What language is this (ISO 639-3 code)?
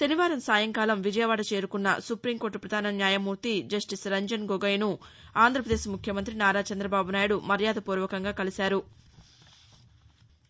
tel